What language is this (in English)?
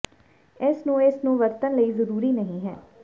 Punjabi